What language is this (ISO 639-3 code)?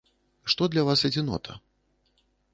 bel